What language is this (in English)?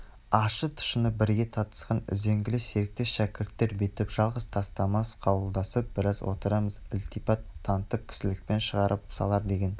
Kazakh